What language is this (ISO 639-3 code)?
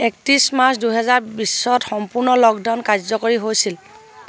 asm